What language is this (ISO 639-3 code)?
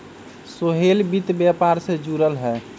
mag